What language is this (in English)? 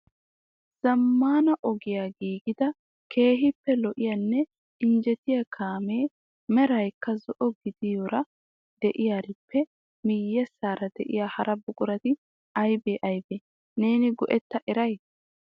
Wolaytta